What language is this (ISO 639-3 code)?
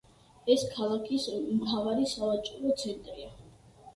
kat